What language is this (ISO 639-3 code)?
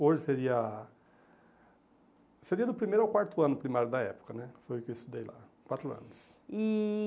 por